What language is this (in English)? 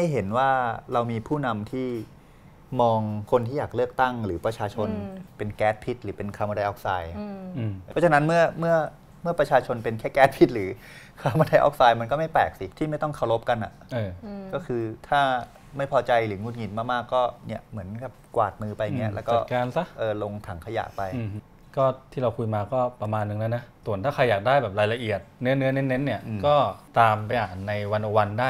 Thai